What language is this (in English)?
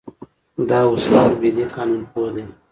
Pashto